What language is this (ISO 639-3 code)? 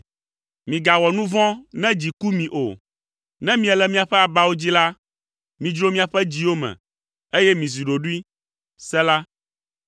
ewe